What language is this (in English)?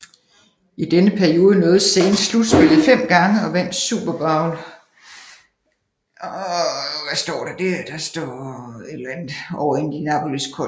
Danish